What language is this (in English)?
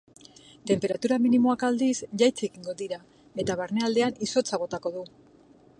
Basque